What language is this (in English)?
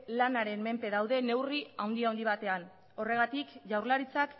Basque